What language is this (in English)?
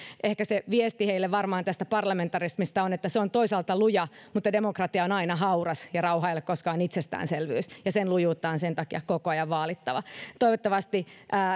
Finnish